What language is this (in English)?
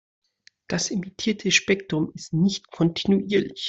German